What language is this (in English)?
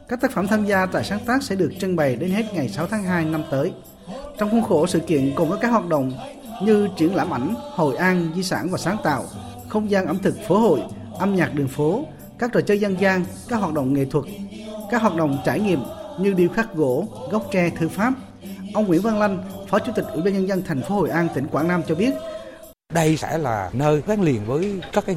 Vietnamese